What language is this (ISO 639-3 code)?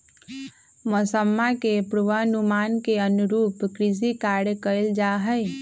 mag